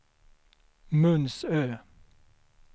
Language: Swedish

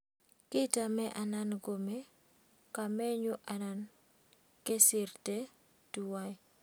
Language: Kalenjin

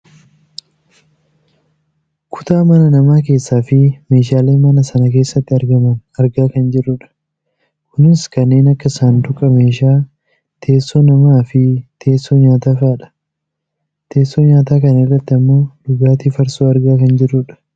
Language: Oromo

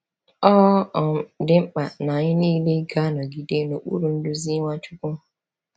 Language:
Igbo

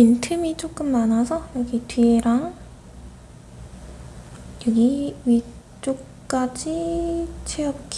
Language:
Korean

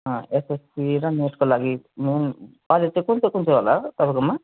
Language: Nepali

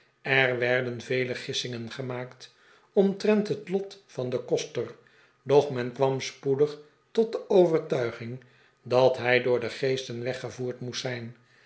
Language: Dutch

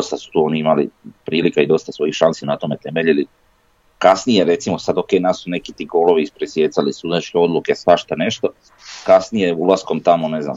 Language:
Croatian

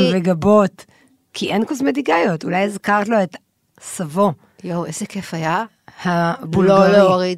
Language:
Hebrew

